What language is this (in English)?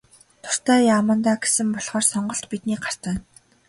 Mongolian